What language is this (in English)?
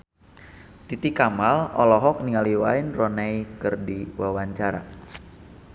Sundanese